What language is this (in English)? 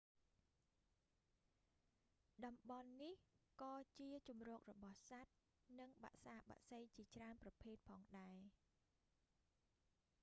Khmer